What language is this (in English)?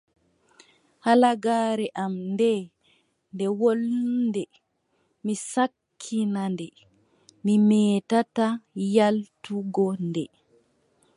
Adamawa Fulfulde